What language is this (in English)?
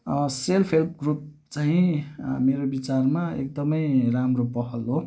Nepali